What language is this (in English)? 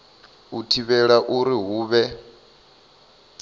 Venda